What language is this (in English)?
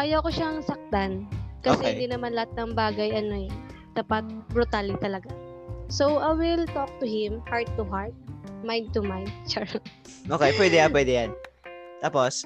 Filipino